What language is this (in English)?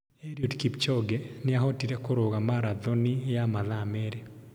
Kikuyu